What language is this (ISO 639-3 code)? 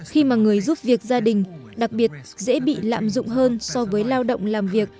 vie